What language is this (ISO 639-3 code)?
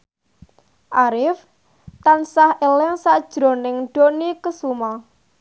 jav